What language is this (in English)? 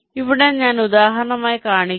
Malayalam